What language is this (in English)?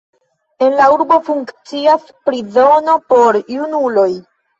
Esperanto